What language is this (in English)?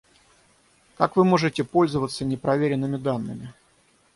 Russian